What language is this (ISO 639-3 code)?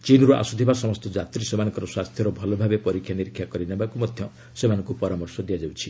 ori